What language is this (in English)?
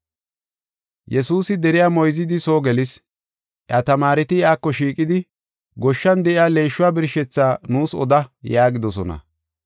Gofa